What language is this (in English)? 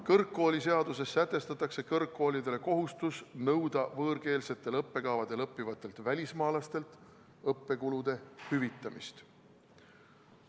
Estonian